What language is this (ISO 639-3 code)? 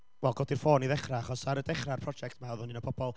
cym